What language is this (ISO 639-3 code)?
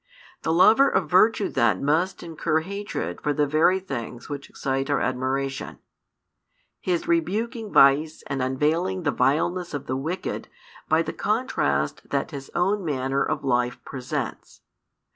eng